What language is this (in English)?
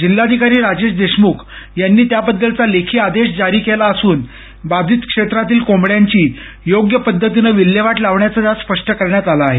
Marathi